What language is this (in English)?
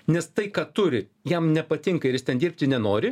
Lithuanian